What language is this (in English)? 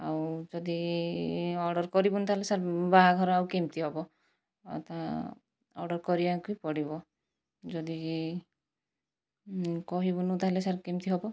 Odia